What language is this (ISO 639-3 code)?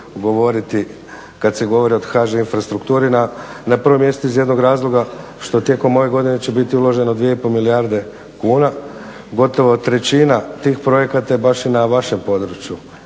hrv